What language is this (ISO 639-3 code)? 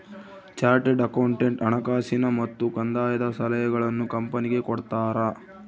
kan